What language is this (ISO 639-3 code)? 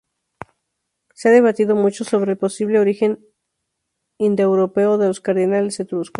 spa